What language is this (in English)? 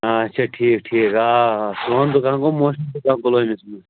Kashmiri